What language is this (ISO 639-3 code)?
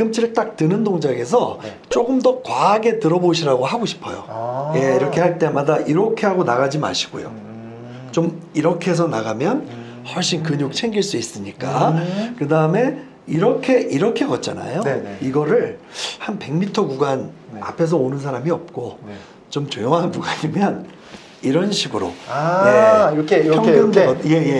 kor